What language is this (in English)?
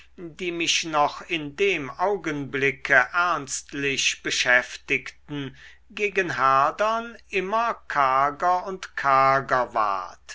German